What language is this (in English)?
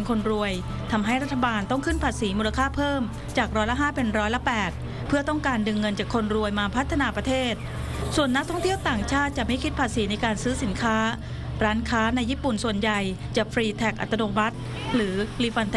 Thai